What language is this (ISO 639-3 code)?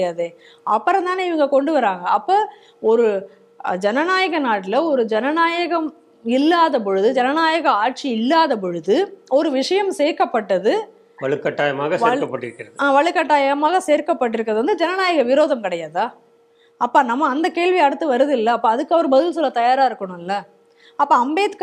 tur